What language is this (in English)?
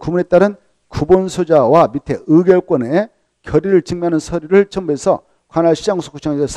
Korean